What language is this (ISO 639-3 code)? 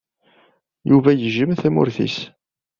kab